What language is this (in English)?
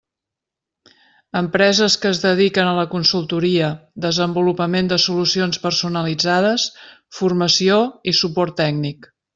Catalan